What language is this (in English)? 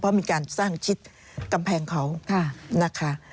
Thai